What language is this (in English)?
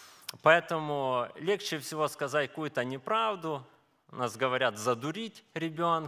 Russian